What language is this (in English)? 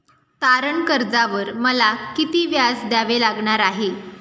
Marathi